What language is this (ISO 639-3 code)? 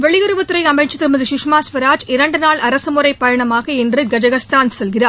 tam